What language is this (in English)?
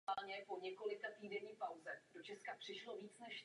Czech